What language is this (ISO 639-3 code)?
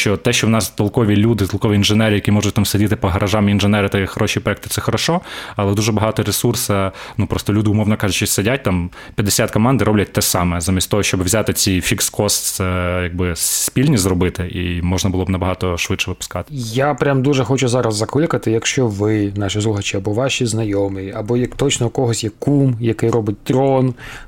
ukr